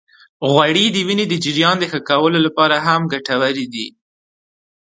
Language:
Pashto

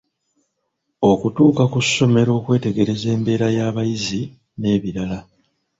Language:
Ganda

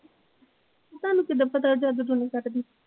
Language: Punjabi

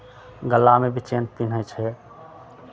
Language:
Maithili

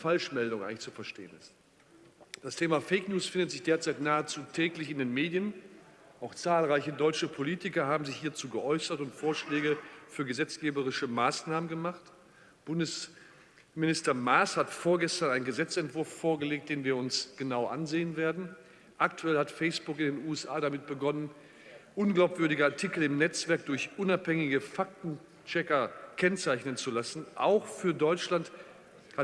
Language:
German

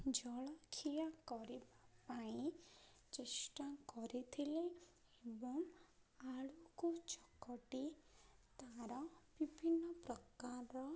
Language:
Odia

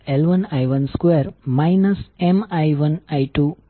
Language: Gujarati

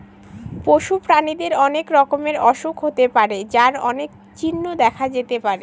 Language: Bangla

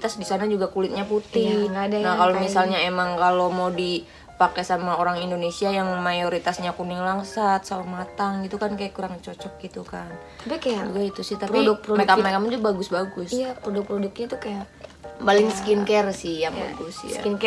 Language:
Indonesian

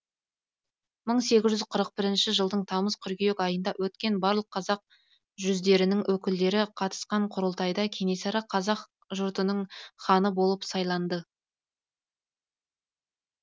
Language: Kazakh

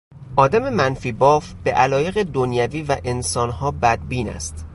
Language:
Persian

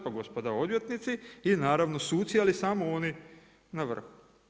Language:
Croatian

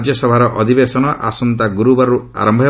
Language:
Odia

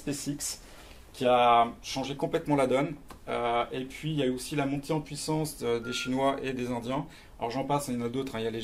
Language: French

